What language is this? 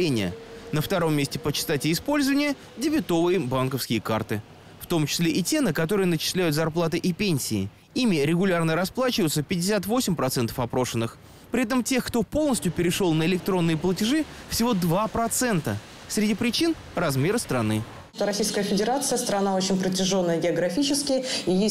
Russian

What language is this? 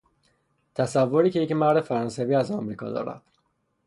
Persian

